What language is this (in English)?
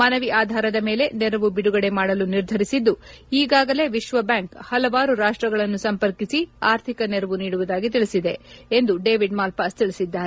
Kannada